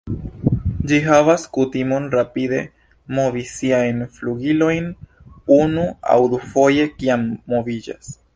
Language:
Esperanto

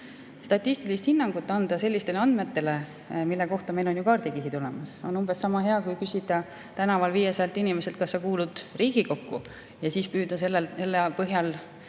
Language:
Estonian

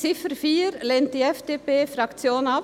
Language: Swiss German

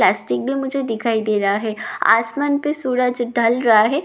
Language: Hindi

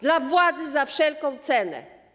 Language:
Polish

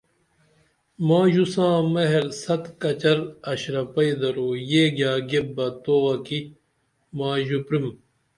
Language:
Dameli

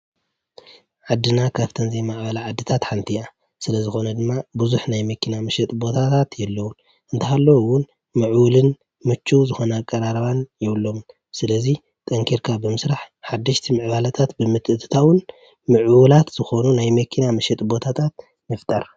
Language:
Tigrinya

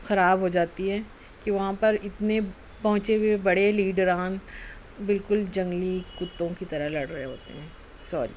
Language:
Urdu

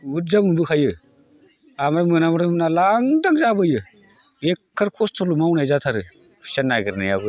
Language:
Bodo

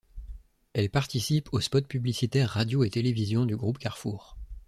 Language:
French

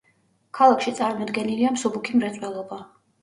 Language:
Georgian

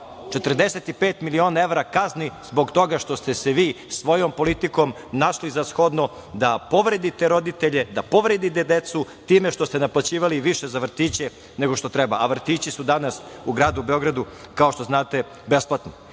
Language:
Serbian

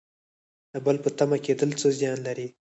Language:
Pashto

